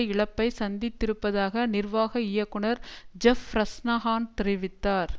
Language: Tamil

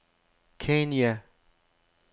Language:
Danish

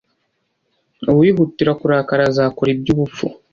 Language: Kinyarwanda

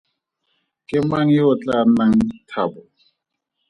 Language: Tswana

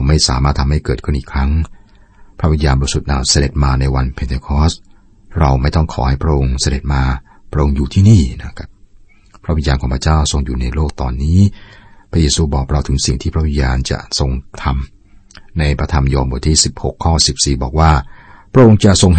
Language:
Thai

